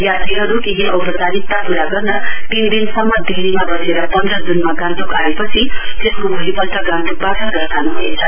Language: Nepali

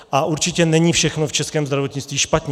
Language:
Czech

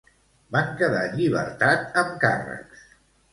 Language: Catalan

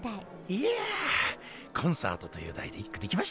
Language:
Japanese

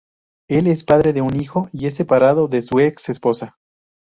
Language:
Spanish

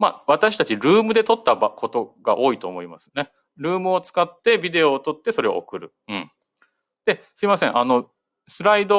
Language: Japanese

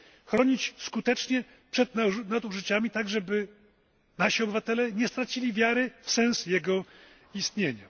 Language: Polish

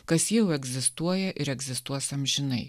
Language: Lithuanian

